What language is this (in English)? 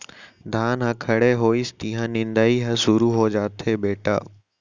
Chhattisgarhi